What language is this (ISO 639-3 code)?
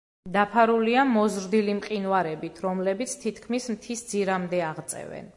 kat